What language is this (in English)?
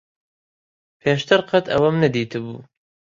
Central Kurdish